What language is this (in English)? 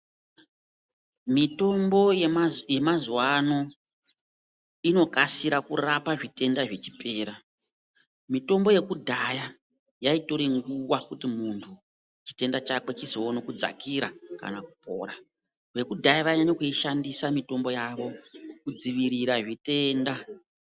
Ndau